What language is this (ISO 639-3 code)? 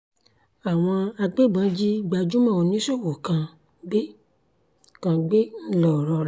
yor